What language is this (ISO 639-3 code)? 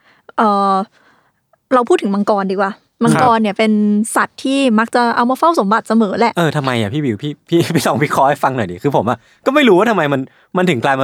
tha